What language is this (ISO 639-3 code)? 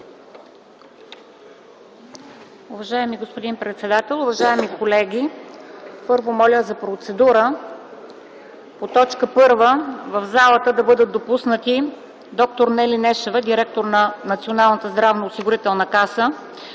bul